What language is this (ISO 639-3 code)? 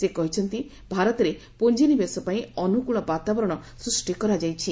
ori